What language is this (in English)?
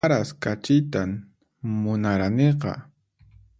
Puno Quechua